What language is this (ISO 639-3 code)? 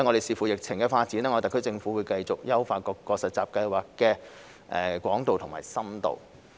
yue